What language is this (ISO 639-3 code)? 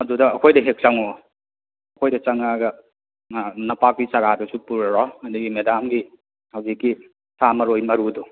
mni